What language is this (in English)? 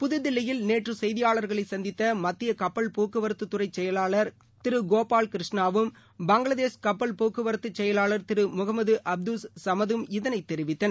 Tamil